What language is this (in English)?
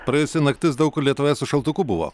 Lithuanian